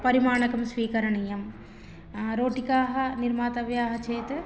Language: Sanskrit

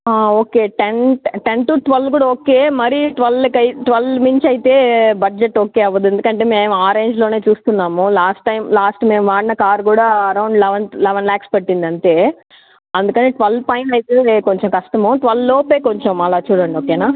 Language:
Telugu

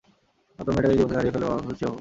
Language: Bangla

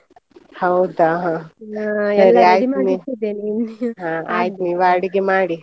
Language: Kannada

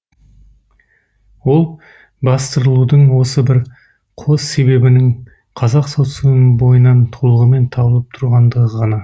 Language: Kazakh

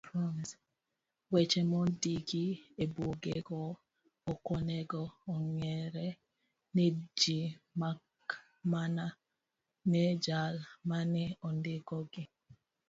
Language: Luo (Kenya and Tanzania)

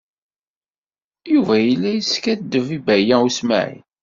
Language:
Kabyle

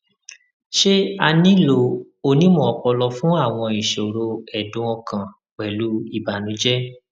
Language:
Yoruba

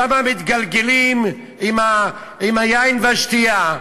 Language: Hebrew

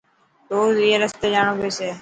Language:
Dhatki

